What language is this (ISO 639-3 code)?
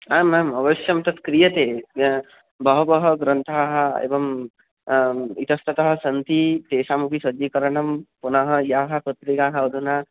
san